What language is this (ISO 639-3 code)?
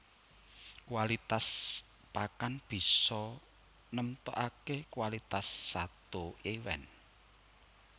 jav